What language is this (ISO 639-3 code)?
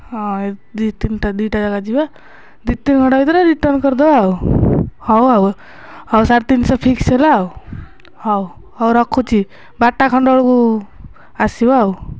ori